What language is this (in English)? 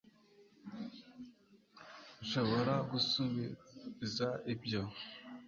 Kinyarwanda